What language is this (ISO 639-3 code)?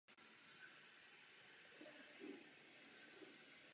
ces